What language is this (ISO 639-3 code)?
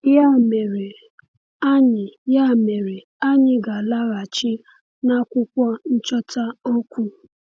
ibo